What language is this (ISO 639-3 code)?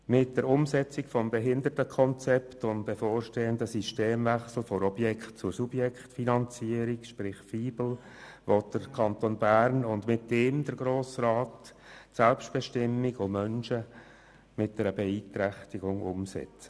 gsw